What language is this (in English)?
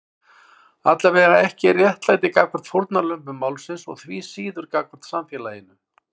Icelandic